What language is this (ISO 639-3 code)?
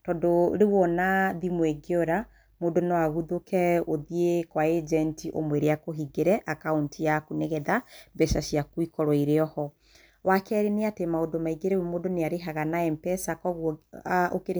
kik